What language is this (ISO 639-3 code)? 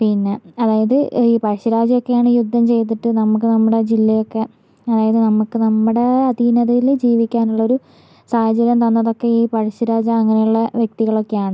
mal